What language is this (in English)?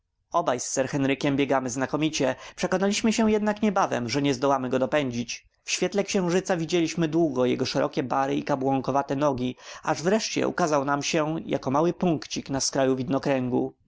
Polish